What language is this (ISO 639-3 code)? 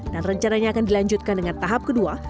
ind